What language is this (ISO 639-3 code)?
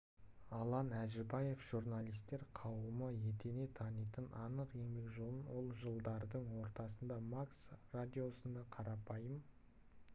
kaz